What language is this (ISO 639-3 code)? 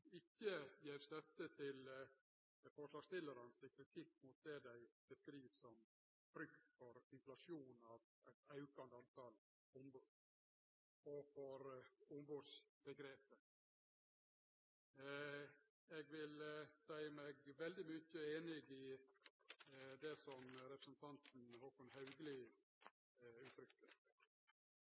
nno